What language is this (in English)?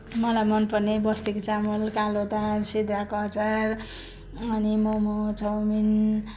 Nepali